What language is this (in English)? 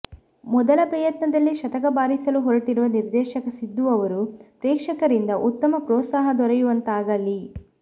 Kannada